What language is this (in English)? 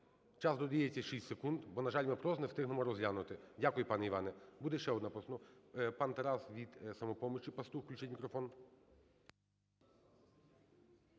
Ukrainian